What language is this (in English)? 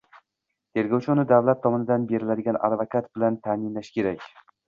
Uzbek